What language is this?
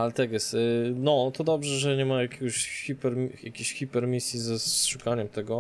Polish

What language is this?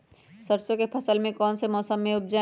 Magahi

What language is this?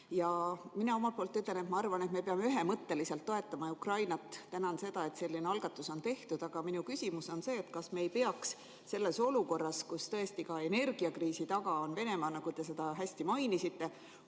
Estonian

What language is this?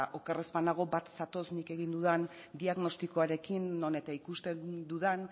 Basque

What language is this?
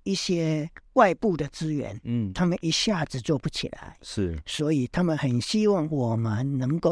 Chinese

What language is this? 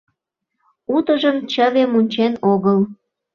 Mari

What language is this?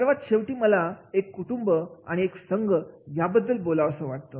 Marathi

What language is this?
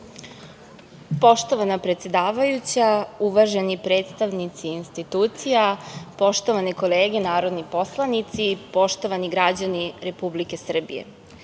Serbian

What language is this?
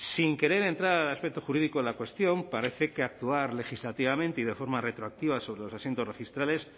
Spanish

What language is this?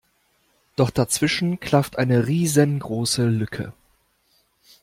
German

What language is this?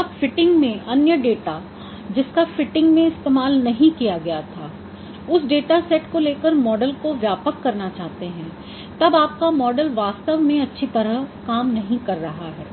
Hindi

